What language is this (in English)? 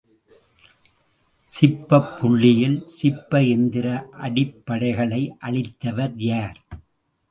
Tamil